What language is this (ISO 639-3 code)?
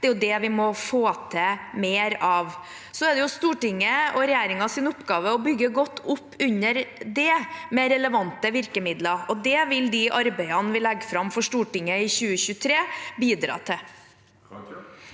nor